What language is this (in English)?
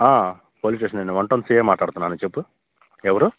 Telugu